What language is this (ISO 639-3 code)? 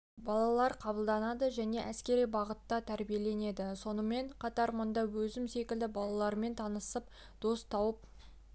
kaz